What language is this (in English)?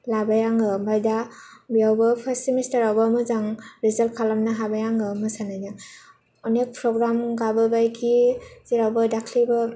Bodo